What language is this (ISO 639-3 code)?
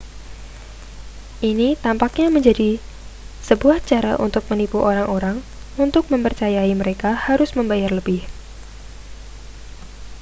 ind